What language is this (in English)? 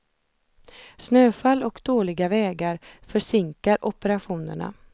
Swedish